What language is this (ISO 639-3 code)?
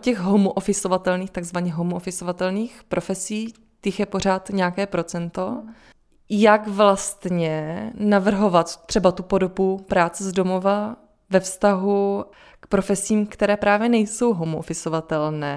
ces